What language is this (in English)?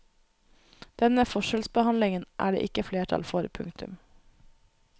Norwegian